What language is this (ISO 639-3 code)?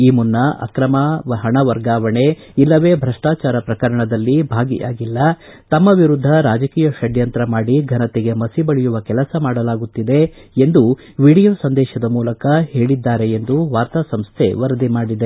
kan